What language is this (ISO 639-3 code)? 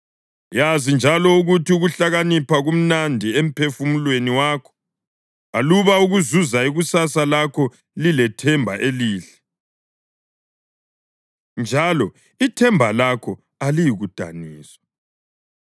nde